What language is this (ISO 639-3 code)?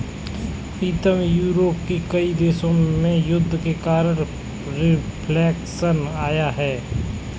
hin